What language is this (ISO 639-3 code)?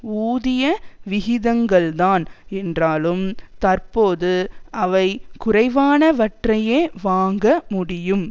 tam